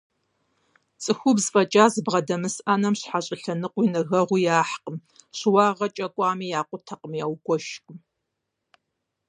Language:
Kabardian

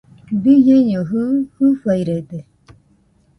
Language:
Nüpode Huitoto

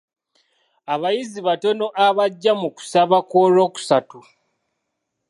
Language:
Ganda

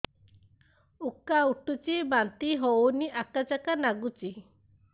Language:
Odia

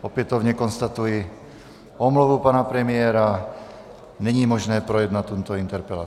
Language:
Czech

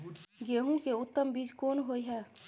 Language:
Maithili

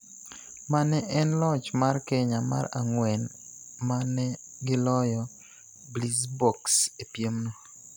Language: Luo (Kenya and Tanzania)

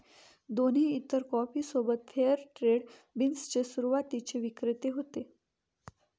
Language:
Marathi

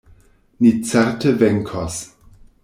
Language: Esperanto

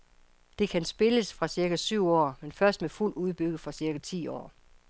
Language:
Danish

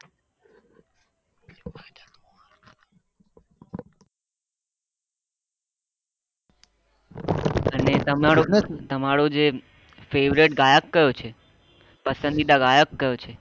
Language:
Gujarati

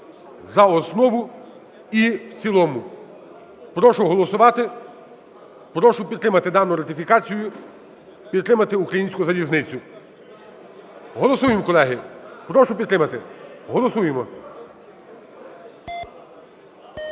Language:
Ukrainian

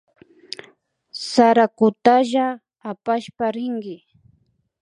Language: Imbabura Highland Quichua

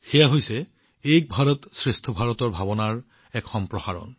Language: Assamese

